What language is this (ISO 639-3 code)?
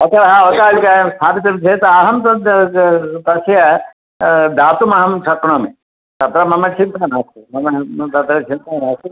san